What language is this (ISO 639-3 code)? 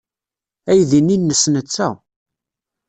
kab